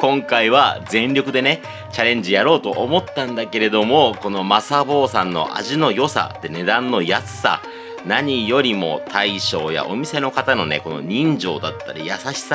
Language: Japanese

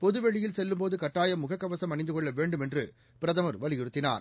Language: Tamil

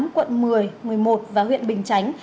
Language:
Vietnamese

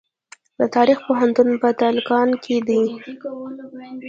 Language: Pashto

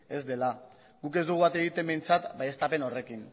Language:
Basque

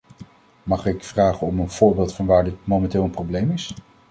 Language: Dutch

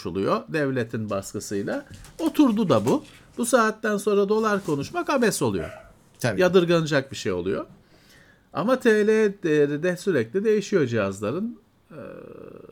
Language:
Turkish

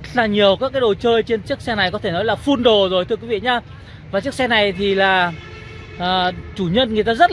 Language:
Vietnamese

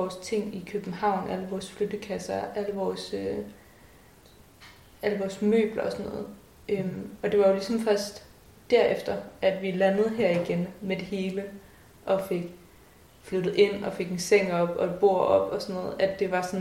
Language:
Danish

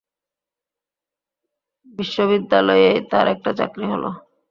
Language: Bangla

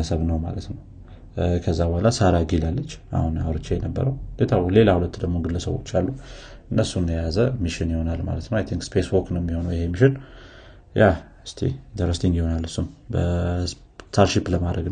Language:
Amharic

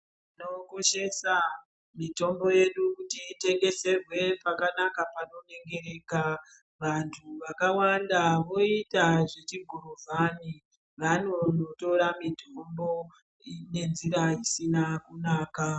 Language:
Ndau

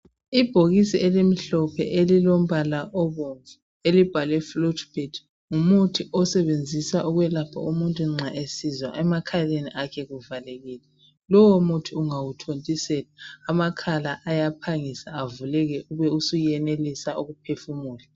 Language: North Ndebele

